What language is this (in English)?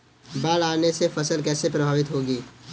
Hindi